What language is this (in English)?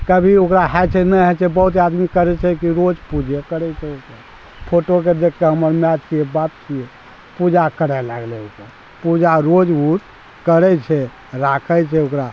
Maithili